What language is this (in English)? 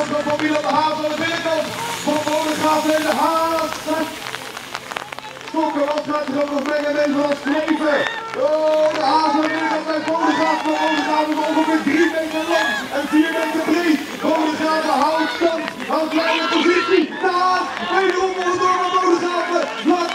Dutch